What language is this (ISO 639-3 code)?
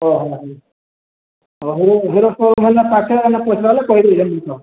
ori